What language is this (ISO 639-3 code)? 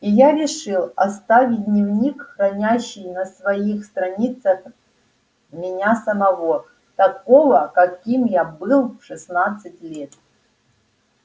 rus